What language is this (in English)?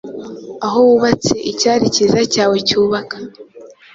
Kinyarwanda